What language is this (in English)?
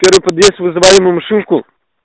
Russian